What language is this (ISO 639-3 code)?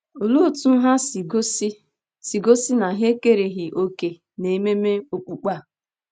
ibo